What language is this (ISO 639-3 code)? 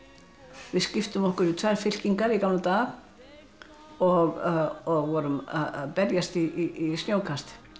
isl